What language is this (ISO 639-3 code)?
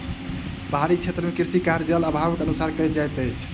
mai